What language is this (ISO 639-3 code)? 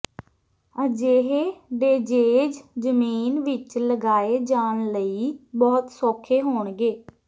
pan